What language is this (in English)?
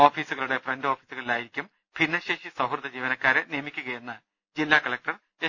Malayalam